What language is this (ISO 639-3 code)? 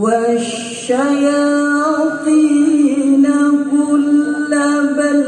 ara